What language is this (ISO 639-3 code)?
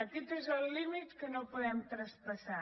cat